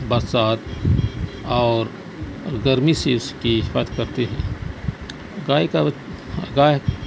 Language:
Urdu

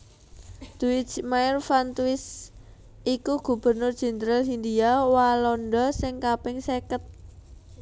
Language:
Javanese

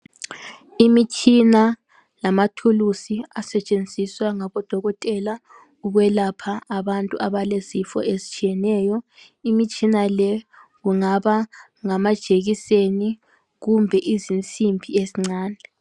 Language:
North Ndebele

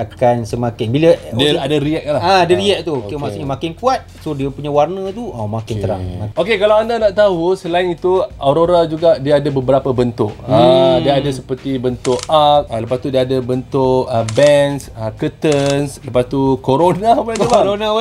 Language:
Malay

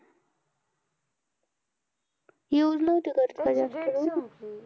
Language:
Marathi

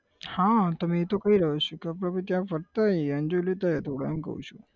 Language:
Gujarati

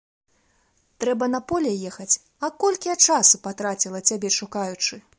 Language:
Belarusian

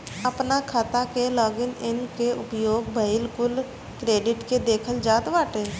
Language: Bhojpuri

